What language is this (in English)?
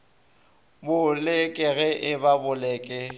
Northern Sotho